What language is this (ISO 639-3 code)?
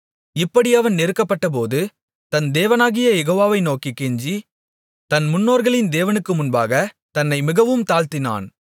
tam